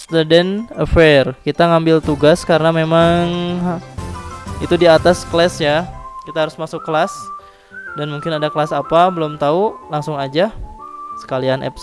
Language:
Indonesian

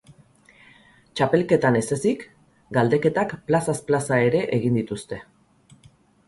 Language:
Basque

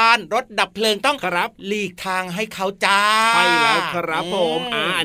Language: Thai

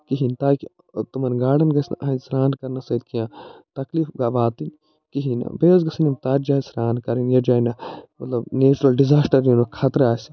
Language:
Kashmiri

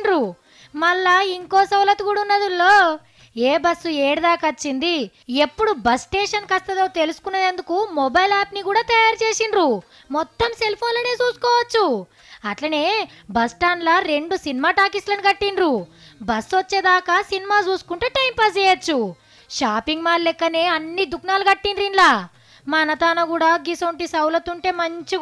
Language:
Telugu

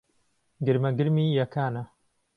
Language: Central Kurdish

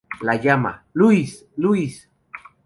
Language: Spanish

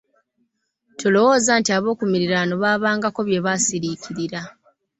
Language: Ganda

